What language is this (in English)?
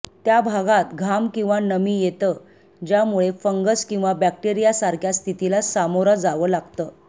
Marathi